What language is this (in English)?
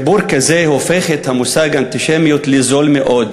Hebrew